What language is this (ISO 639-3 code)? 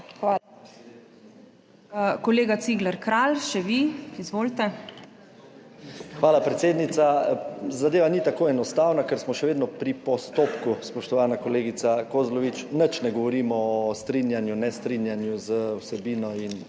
slv